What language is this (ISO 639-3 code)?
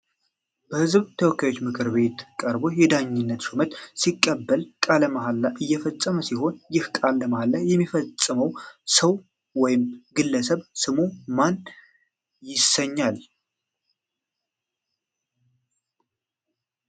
amh